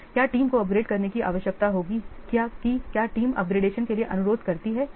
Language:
Hindi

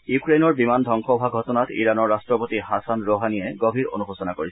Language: Assamese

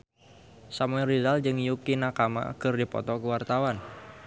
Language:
Sundanese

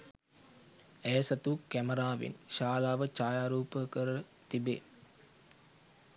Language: Sinhala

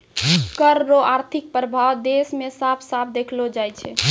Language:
Maithili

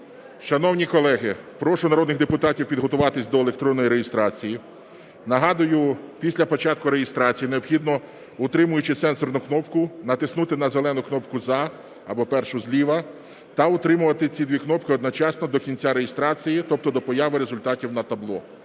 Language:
Ukrainian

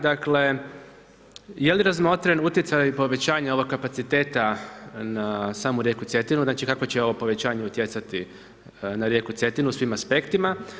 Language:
Croatian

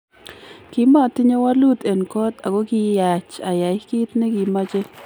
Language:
Kalenjin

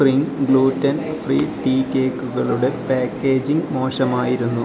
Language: Malayalam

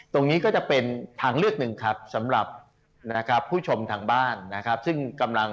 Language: Thai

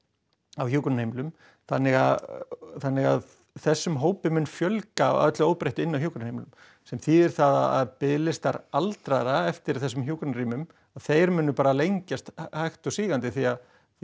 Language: Icelandic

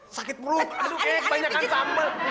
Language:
Indonesian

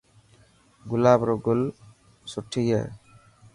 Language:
Dhatki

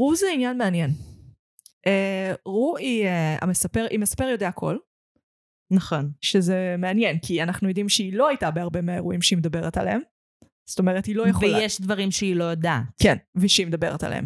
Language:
Hebrew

